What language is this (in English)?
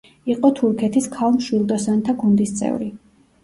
Georgian